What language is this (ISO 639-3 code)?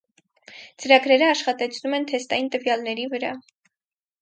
hye